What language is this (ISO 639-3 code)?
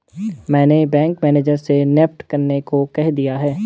hin